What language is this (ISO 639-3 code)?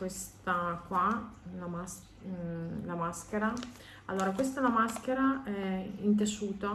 ita